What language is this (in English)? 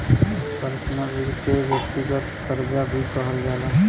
Bhojpuri